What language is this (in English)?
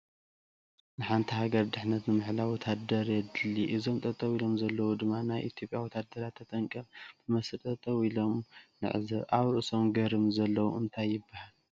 Tigrinya